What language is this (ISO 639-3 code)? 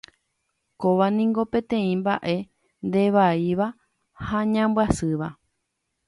grn